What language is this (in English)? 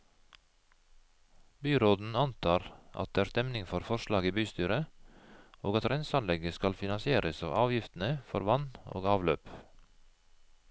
Norwegian